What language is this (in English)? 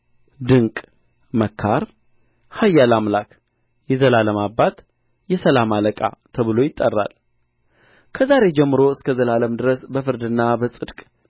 Amharic